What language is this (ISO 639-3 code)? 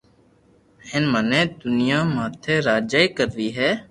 lrk